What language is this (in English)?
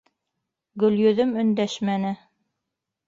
Bashkir